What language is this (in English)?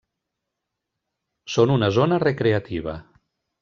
Catalan